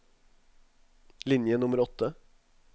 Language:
Norwegian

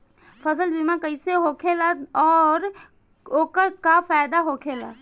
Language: Bhojpuri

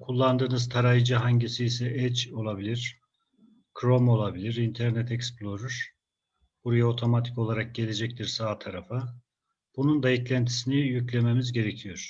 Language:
Turkish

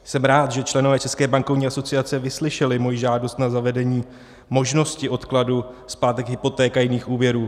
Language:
Czech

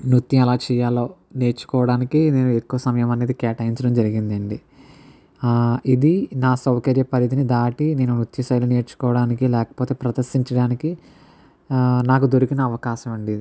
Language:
Telugu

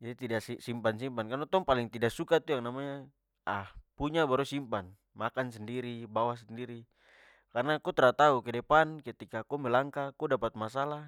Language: Papuan Malay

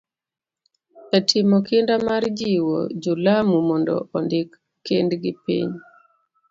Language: Luo (Kenya and Tanzania)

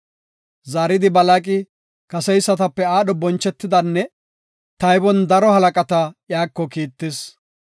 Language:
Gofa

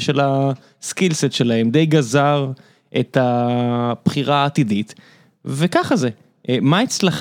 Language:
Hebrew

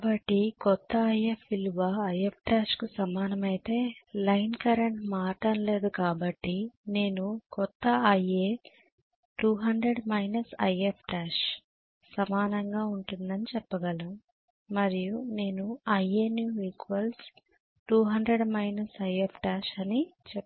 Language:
Telugu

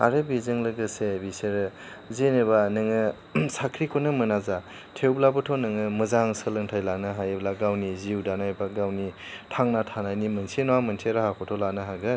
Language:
Bodo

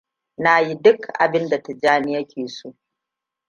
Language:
Hausa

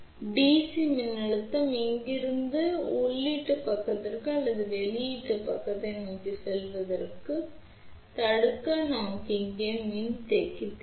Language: Tamil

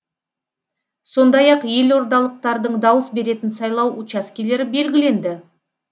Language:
Kazakh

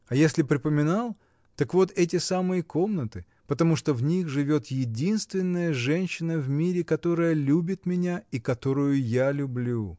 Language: Russian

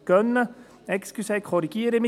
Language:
Swiss German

